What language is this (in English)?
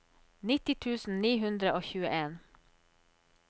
Norwegian